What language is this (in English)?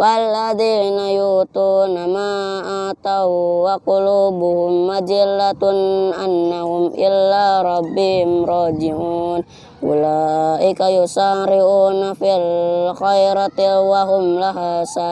Indonesian